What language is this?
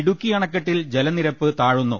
Malayalam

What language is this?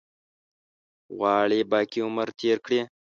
Pashto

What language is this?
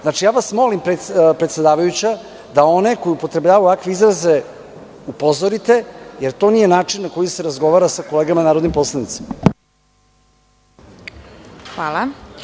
Serbian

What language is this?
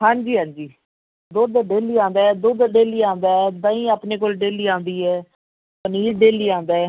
Punjabi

